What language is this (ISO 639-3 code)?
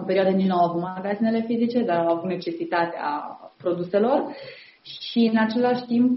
ron